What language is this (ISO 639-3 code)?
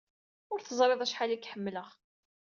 kab